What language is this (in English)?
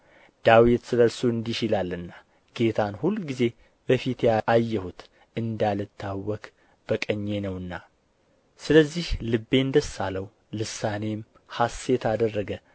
Amharic